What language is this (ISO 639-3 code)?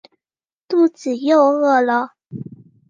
zho